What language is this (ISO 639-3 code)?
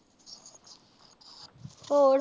pan